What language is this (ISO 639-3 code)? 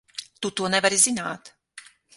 lav